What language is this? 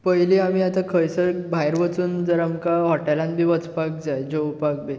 Konkani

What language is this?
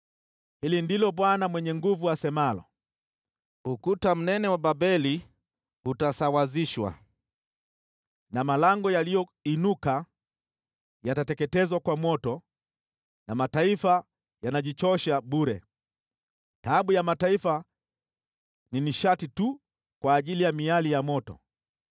Swahili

